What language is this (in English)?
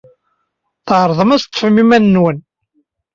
Kabyle